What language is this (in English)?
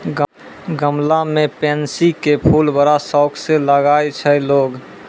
Maithili